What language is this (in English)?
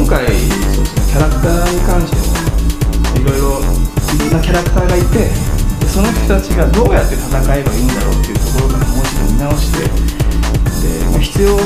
Japanese